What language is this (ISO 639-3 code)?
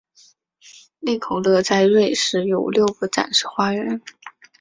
zho